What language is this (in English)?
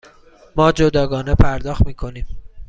Persian